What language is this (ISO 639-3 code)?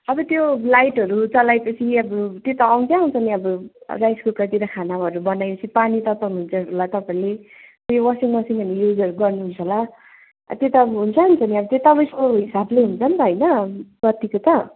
nep